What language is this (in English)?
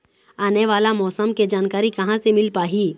Chhattisgarhi